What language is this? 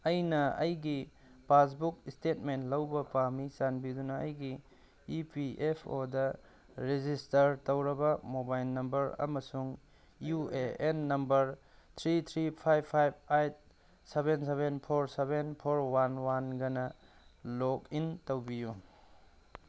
Manipuri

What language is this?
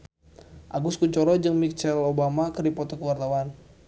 Sundanese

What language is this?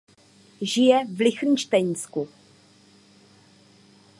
Czech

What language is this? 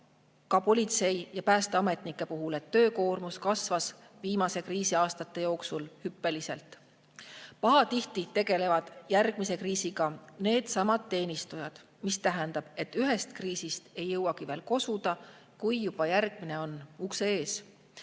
Estonian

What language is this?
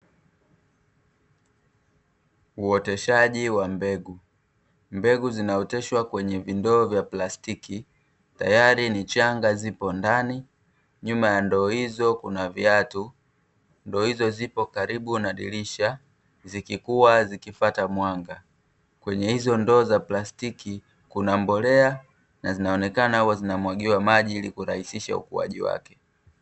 Swahili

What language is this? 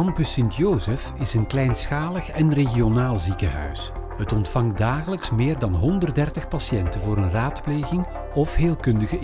Dutch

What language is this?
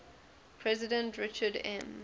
English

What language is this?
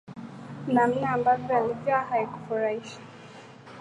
Swahili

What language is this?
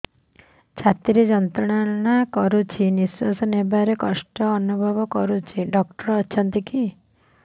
Odia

